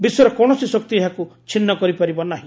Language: Odia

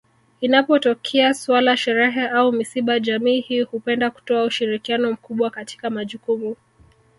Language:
Swahili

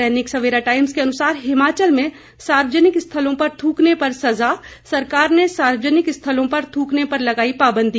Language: Hindi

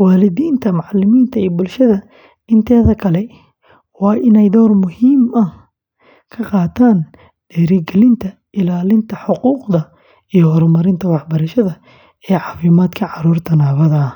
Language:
Somali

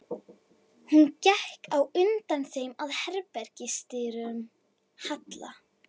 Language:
Icelandic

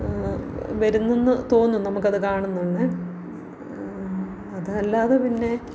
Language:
Malayalam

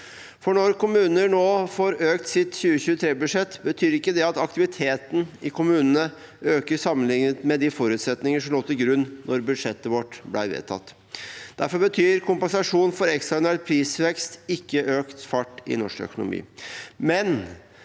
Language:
Norwegian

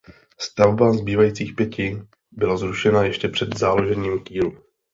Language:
Czech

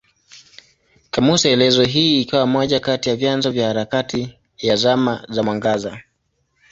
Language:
Swahili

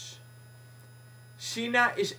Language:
Dutch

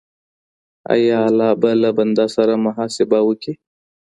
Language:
Pashto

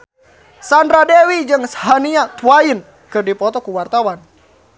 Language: Sundanese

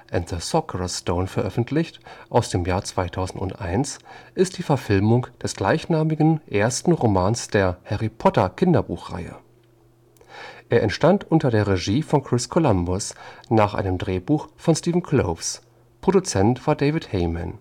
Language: German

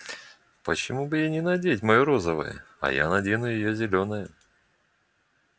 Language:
Russian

